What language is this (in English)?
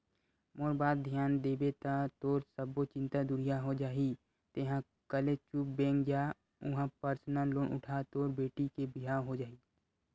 Chhattisgarhi